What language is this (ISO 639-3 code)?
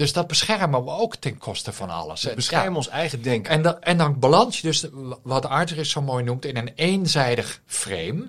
nld